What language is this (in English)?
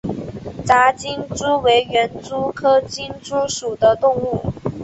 Chinese